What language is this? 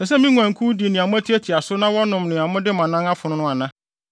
Akan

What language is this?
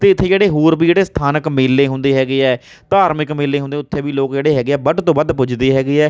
Punjabi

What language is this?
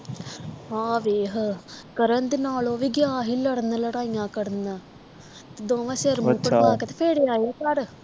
Punjabi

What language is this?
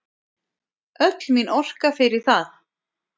Icelandic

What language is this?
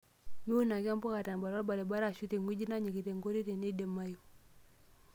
Masai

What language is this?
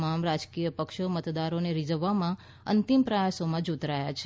Gujarati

